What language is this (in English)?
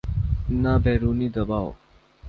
Urdu